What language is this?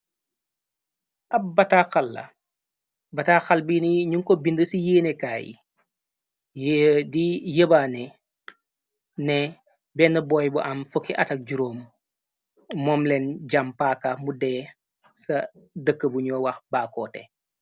Wolof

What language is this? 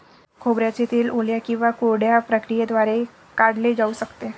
Marathi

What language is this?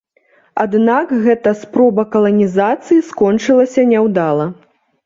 Belarusian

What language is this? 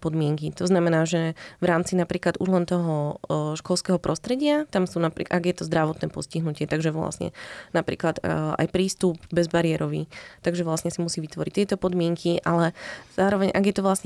Slovak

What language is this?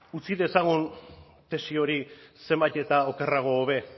Basque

